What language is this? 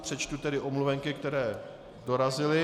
Czech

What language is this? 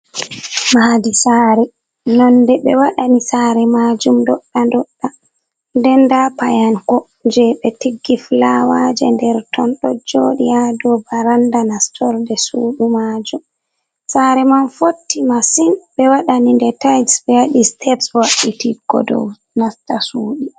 Fula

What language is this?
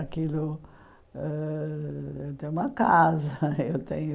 Portuguese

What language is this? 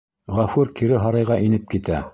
Bashkir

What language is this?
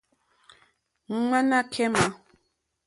Mokpwe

